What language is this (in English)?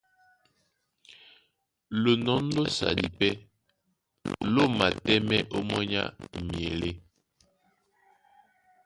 Duala